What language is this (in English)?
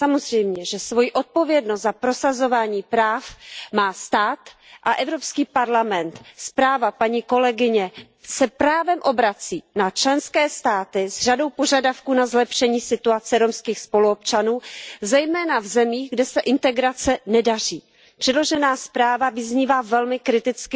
Czech